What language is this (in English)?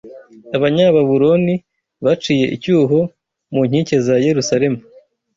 Kinyarwanda